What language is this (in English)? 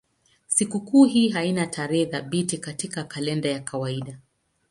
Swahili